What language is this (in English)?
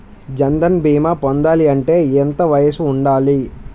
Telugu